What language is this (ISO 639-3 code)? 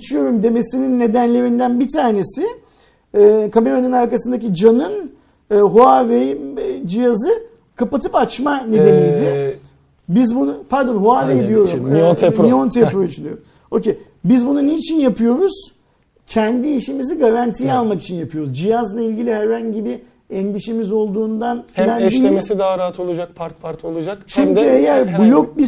tur